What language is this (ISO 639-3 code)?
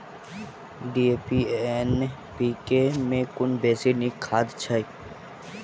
mai